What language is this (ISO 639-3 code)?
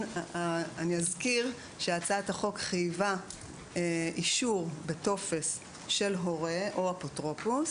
heb